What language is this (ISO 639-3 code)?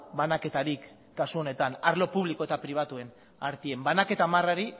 eus